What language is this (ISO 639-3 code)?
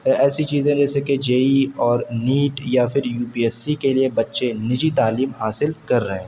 urd